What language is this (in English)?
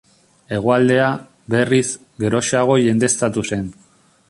Basque